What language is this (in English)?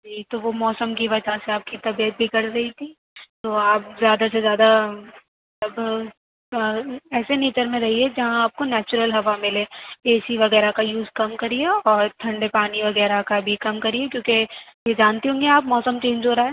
Urdu